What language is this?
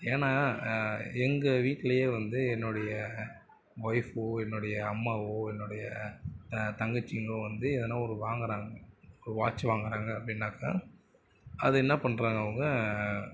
Tamil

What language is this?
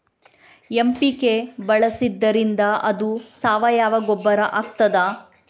Kannada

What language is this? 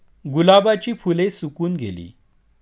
Marathi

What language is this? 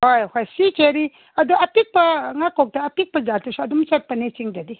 Manipuri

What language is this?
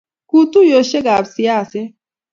Kalenjin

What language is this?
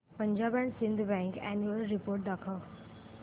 Marathi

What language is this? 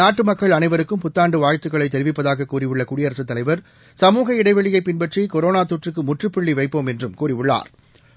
Tamil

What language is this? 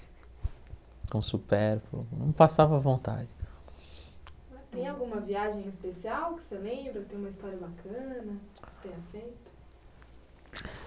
Portuguese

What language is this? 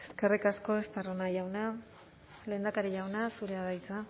Basque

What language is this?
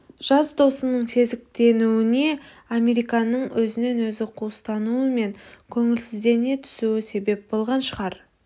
Kazakh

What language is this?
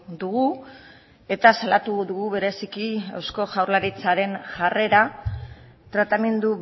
Basque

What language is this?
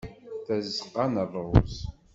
Kabyle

